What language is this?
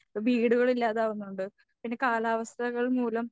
Malayalam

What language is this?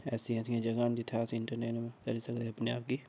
Dogri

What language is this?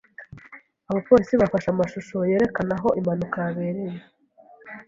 Kinyarwanda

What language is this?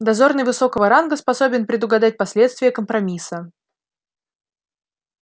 Russian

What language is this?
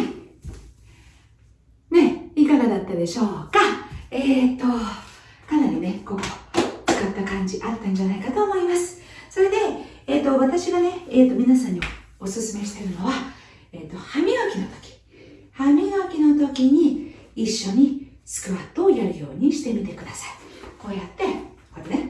Japanese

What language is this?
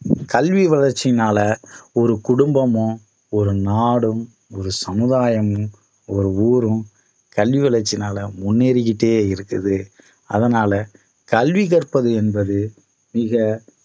Tamil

